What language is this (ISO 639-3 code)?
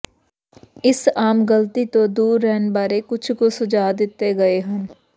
pan